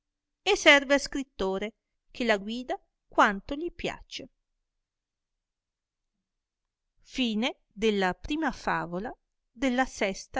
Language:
Italian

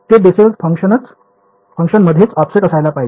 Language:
Marathi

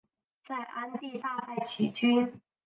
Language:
Chinese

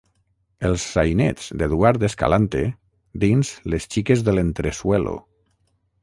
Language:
Catalan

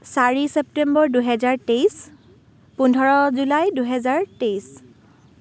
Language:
Assamese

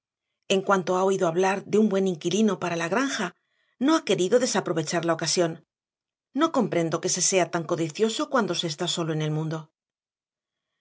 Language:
Spanish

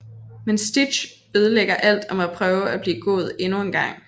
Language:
Danish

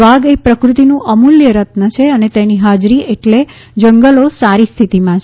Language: Gujarati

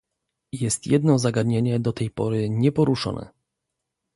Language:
Polish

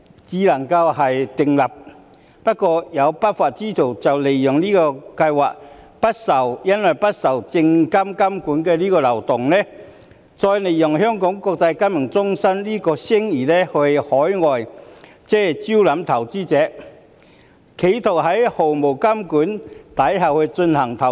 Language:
Cantonese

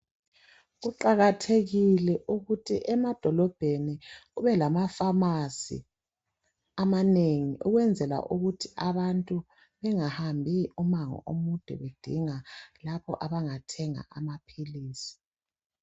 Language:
North Ndebele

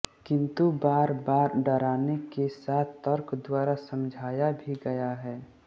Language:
Hindi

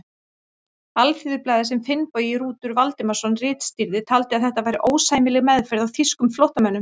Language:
Icelandic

